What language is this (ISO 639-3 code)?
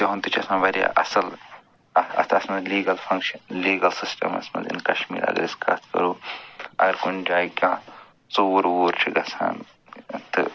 kas